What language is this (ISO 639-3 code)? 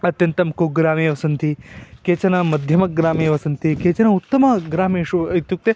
san